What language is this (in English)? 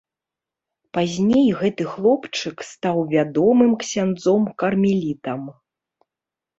Belarusian